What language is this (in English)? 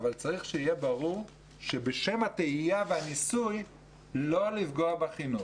Hebrew